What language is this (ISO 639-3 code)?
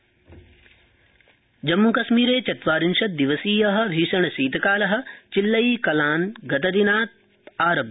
san